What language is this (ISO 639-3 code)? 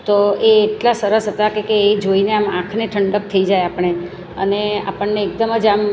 guj